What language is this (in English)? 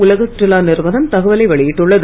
Tamil